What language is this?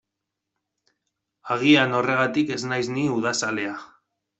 Basque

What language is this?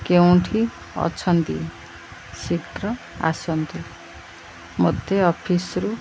Odia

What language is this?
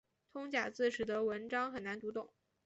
Chinese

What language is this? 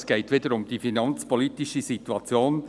Swiss German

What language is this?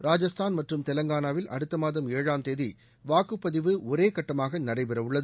Tamil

